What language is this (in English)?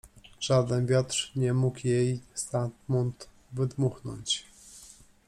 Polish